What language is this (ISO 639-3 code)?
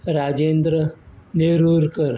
kok